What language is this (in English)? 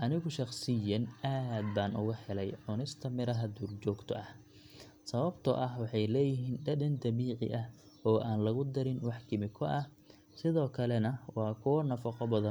Somali